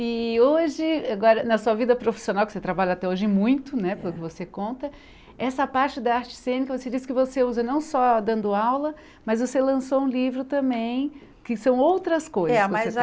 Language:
Portuguese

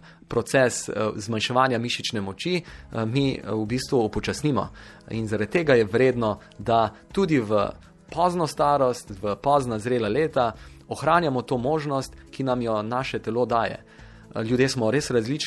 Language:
Italian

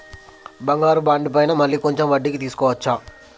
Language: Telugu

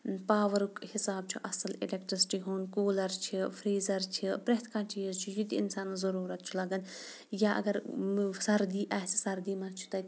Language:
Kashmiri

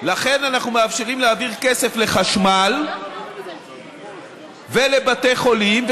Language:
Hebrew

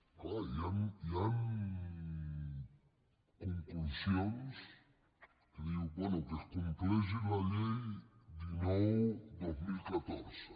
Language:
Catalan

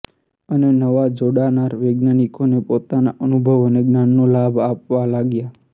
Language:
Gujarati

